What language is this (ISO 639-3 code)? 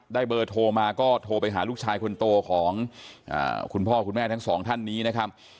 tha